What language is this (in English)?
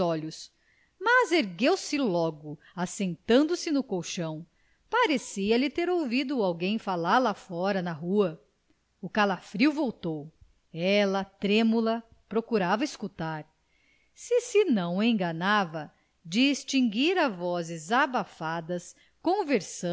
Portuguese